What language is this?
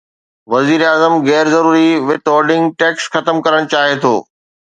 Sindhi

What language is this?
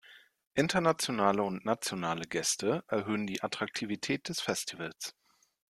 German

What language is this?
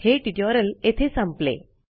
Marathi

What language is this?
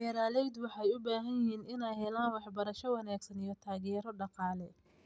Somali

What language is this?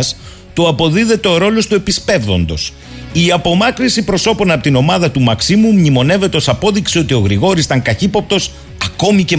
Greek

